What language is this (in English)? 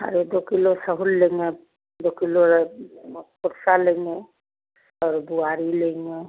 Hindi